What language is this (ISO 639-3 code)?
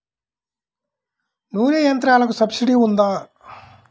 tel